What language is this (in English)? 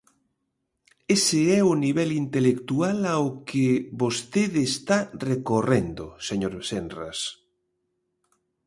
Galician